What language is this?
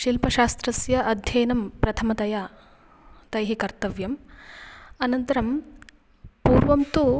Sanskrit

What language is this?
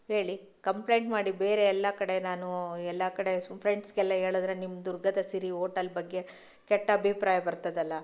Kannada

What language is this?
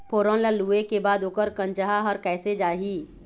Chhattisgarhi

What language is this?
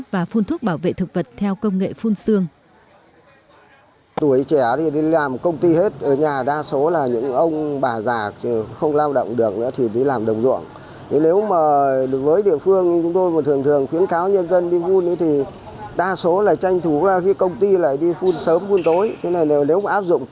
Vietnamese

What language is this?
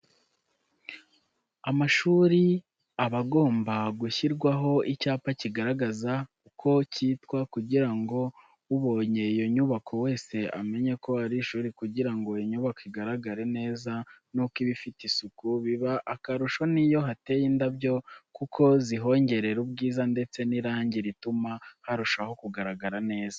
Kinyarwanda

